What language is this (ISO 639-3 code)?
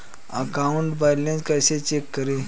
hin